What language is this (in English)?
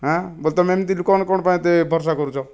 Odia